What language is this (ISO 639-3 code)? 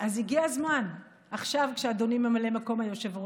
heb